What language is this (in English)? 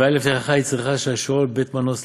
Hebrew